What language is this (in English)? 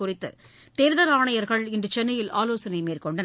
Tamil